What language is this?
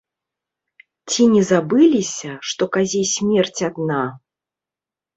Belarusian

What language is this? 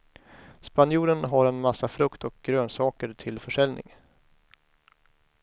Swedish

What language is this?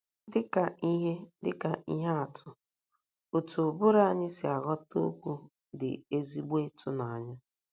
Igbo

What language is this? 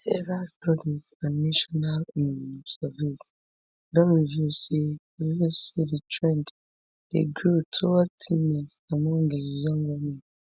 Nigerian Pidgin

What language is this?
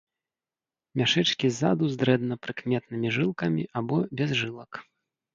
Belarusian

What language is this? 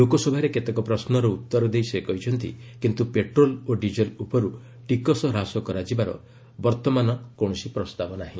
Odia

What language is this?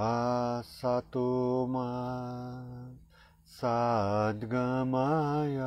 Portuguese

